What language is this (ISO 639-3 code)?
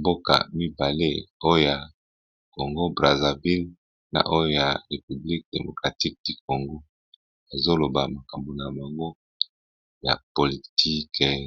lin